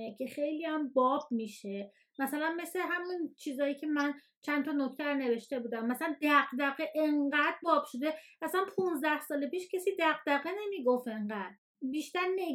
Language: Persian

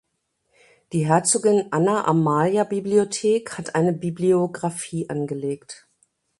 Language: German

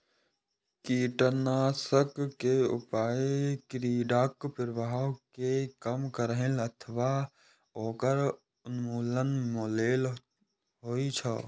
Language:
Maithili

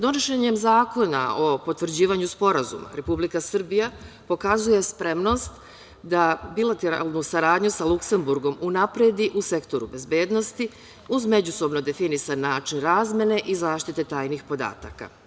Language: Serbian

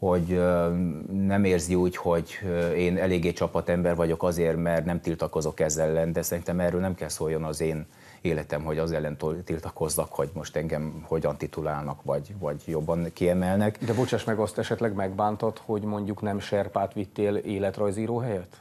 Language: Hungarian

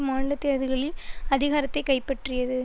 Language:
Tamil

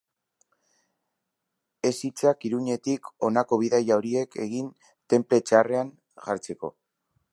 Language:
Basque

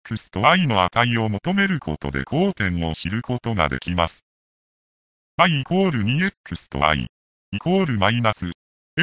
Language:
Japanese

